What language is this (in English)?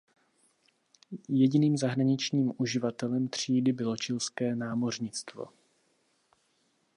Czech